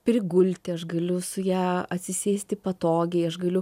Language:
Lithuanian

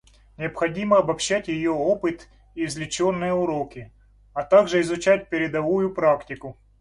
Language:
Russian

